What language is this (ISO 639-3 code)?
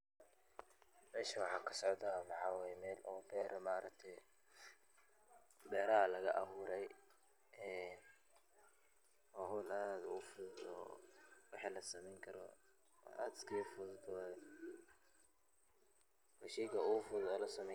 som